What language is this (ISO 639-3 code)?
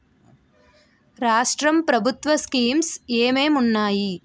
tel